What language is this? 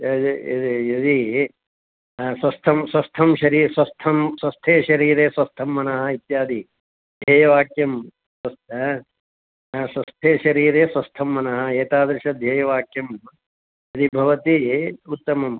Sanskrit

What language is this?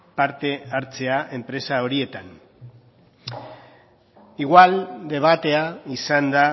Basque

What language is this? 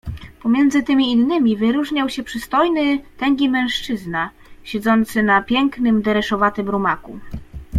Polish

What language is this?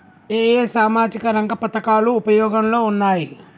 Telugu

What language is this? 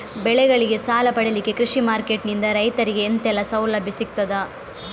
Kannada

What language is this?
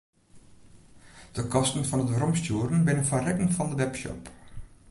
Western Frisian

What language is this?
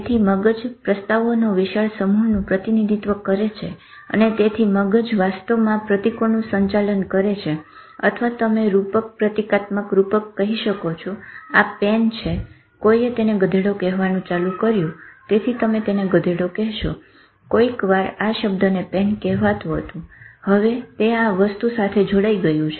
Gujarati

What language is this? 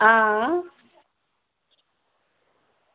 Dogri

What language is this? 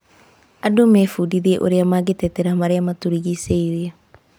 Kikuyu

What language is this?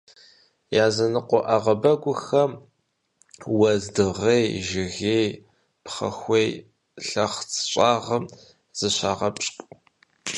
Kabardian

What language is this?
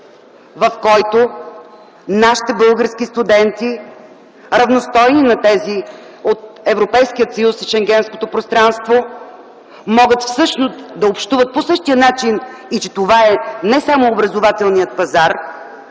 Bulgarian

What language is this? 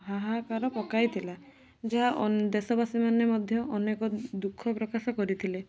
Odia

